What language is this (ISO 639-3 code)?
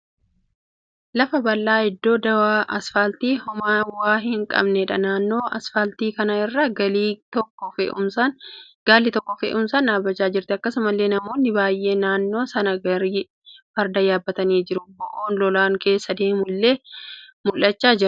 orm